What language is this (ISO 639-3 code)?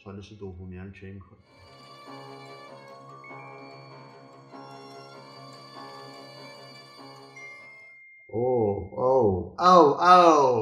fas